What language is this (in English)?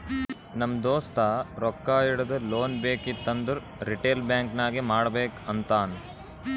Kannada